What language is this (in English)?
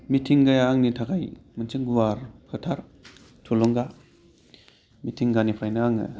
Bodo